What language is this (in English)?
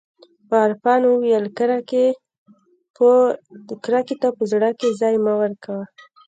Pashto